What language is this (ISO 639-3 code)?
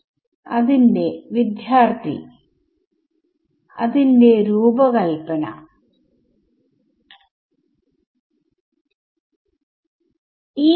mal